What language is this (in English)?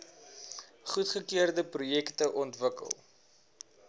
Afrikaans